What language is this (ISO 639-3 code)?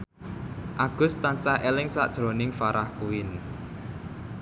jav